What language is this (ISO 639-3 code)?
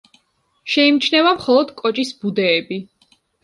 kat